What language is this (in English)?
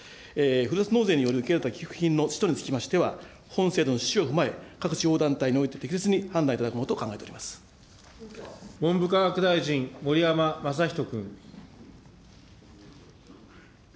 Japanese